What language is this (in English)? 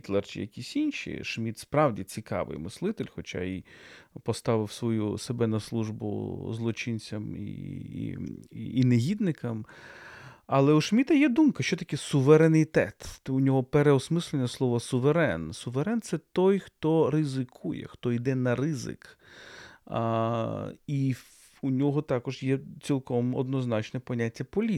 Ukrainian